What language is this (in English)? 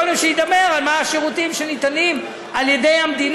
Hebrew